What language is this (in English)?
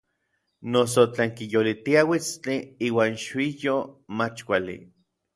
Orizaba Nahuatl